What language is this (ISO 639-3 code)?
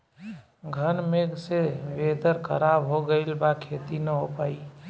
bho